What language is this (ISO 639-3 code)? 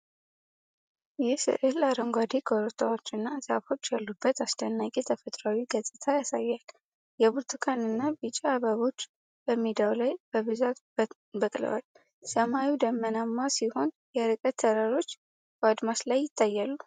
amh